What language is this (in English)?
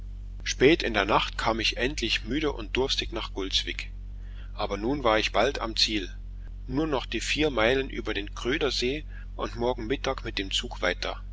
German